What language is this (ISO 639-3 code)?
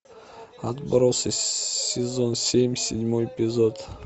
rus